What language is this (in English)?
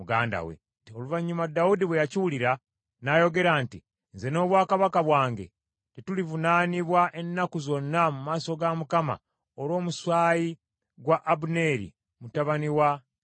Ganda